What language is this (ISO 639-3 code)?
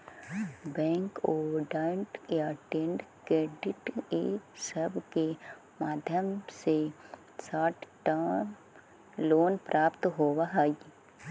mag